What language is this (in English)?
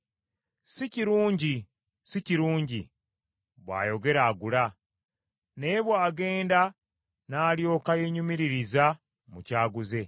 Ganda